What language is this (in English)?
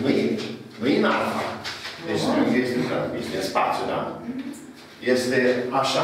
Romanian